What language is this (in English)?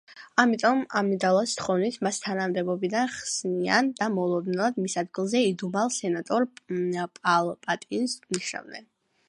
Georgian